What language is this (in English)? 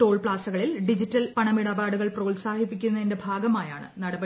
Malayalam